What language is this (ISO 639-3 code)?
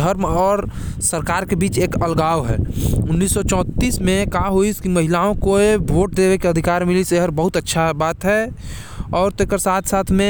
kfp